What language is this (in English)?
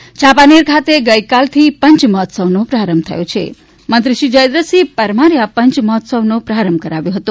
Gujarati